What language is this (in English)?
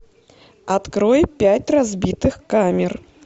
Russian